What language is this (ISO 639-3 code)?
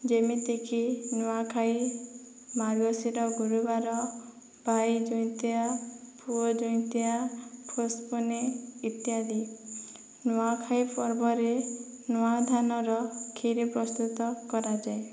ori